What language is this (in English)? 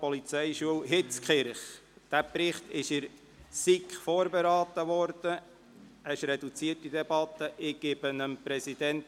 Swiss German